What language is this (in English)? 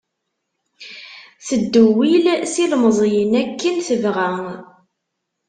Kabyle